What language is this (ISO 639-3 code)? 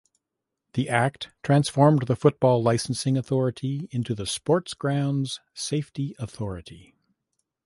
eng